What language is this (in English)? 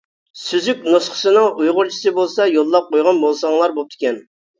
Uyghur